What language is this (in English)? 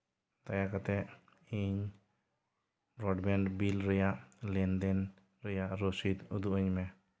Santali